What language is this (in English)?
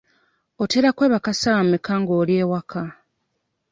Ganda